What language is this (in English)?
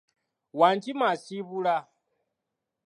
Ganda